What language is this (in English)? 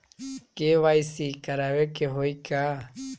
Bhojpuri